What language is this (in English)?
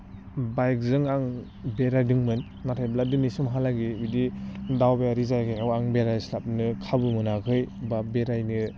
Bodo